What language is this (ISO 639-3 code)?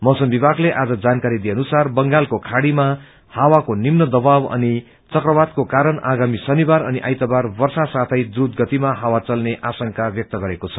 nep